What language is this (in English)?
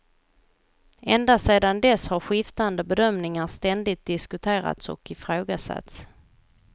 Swedish